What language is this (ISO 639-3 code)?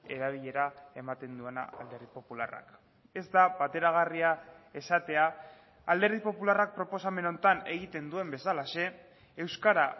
eus